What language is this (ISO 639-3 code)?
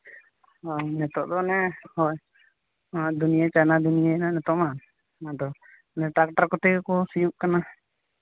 sat